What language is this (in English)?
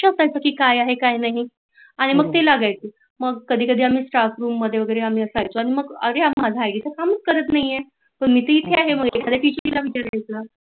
Marathi